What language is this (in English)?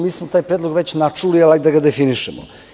Serbian